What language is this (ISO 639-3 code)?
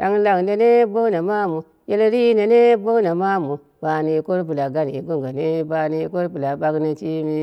kna